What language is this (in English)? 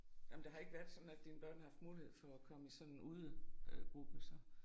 Danish